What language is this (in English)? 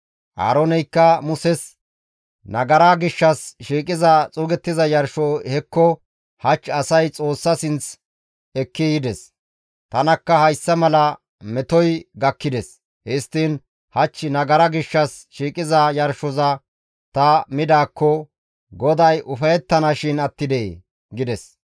Gamo